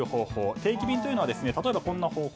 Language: Japanese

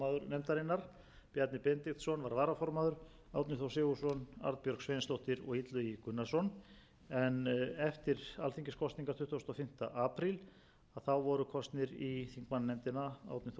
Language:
Icelandic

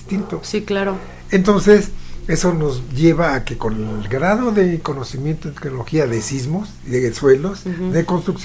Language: Spanish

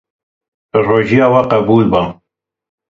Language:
Kurdish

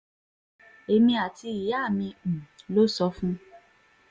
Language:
Yoruba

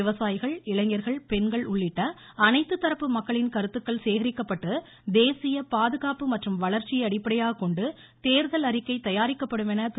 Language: Tamil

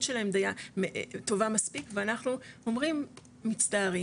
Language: Hebrew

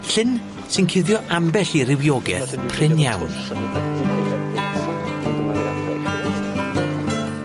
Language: Welsh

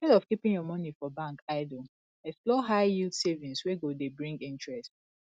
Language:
Nigerian Pidgin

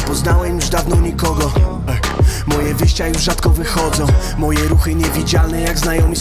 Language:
Polish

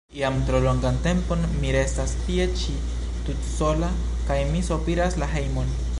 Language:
Esperanto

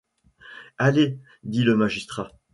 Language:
French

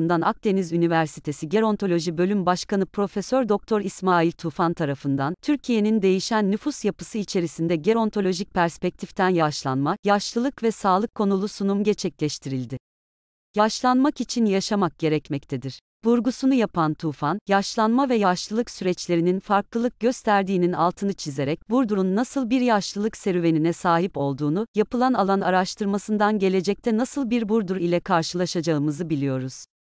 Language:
Turkish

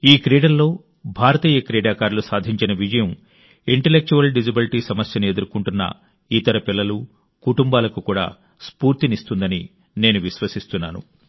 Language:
Telugu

